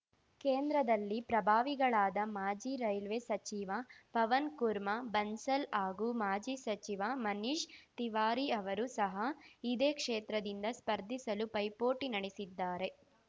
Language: Kannada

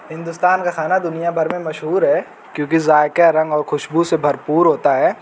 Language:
Urdu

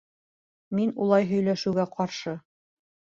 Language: Bashkir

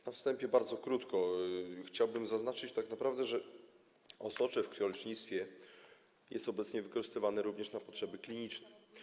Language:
Polish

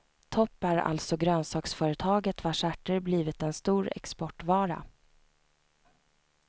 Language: Swedish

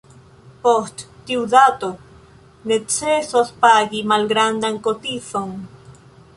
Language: Esperanto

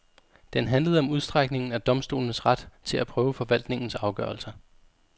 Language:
Danish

